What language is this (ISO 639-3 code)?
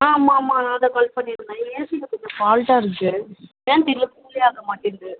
tam